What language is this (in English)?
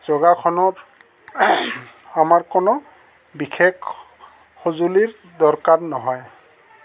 Assamese